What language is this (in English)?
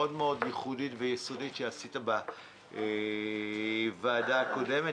Hebrew